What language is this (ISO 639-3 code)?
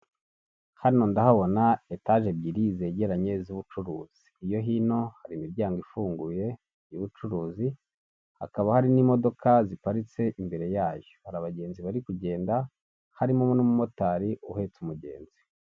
kin